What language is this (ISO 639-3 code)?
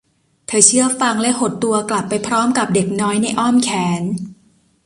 tha